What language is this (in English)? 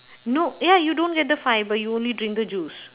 English